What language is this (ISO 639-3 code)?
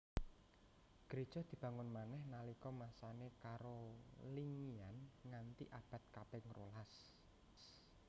jav